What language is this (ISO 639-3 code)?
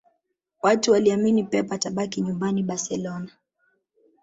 swa